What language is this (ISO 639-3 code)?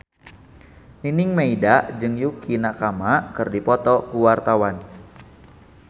sun